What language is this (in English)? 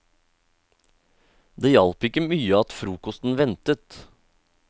Norwegian